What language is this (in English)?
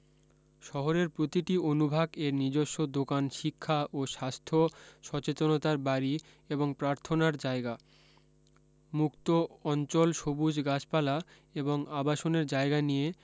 Bangla